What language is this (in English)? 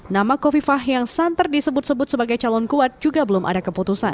Indonesian